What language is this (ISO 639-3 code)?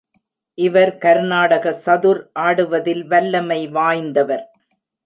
tam